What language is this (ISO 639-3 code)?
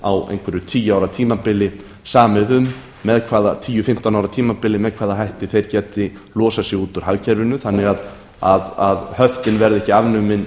isl